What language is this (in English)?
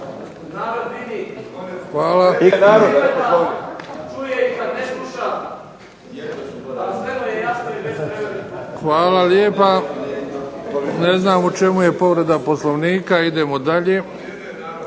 Croatian